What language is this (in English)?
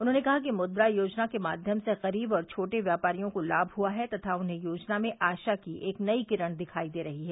Hindi